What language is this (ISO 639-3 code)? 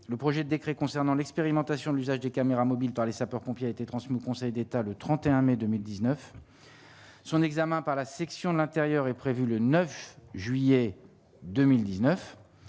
fra